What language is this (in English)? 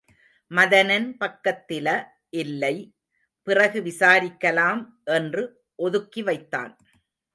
Tamil